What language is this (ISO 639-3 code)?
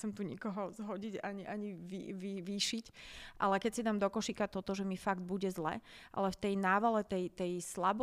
slk